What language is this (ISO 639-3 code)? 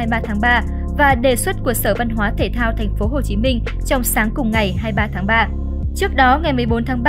vie